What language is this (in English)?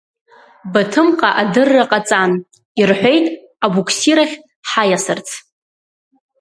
Abkhazian